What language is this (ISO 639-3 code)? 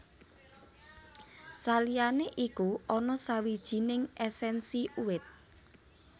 jav